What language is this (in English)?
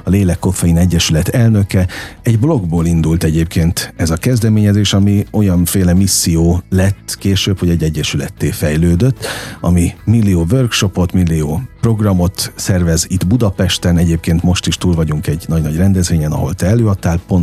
Hungarian